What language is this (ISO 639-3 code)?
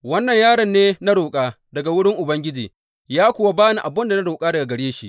hau